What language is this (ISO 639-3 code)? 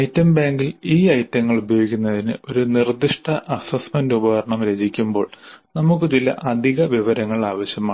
mal